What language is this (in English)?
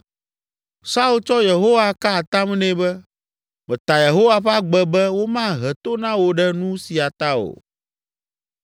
Ewe